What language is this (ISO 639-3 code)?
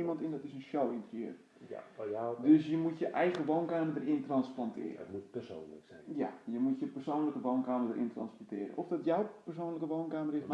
nld